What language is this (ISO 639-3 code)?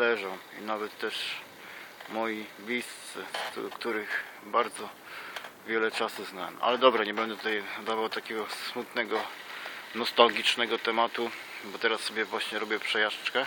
pol